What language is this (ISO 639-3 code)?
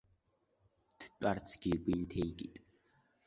abk